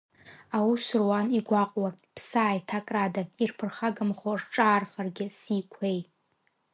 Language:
Abkhazian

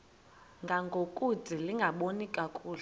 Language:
Xhosa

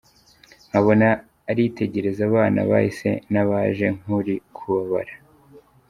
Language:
Kinyarwanda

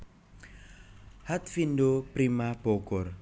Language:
Javanese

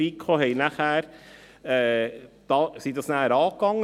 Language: Swiss German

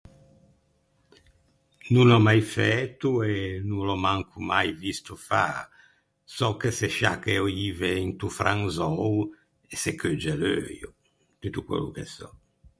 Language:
Ligurian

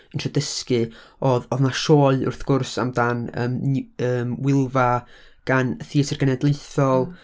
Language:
Welsh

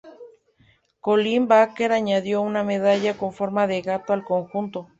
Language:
Spanish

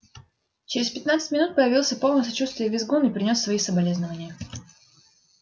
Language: Russian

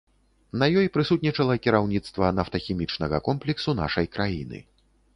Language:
Belarusian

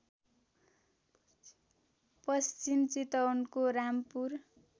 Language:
Nepali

